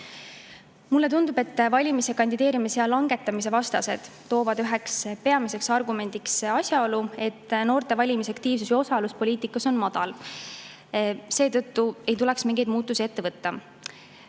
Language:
Estonian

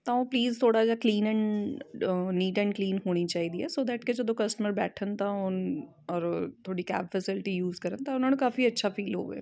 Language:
Punjabi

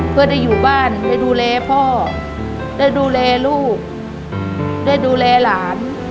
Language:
Thai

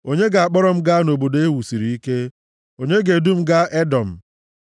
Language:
Igbo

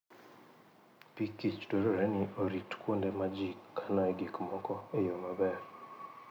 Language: Luo (Kenya and Tanzania)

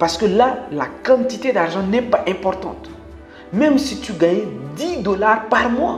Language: French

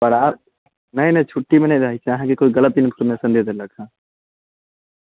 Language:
Maithili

